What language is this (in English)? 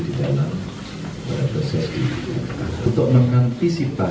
Indonesian